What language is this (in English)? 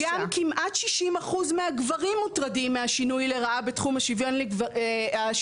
Hebrew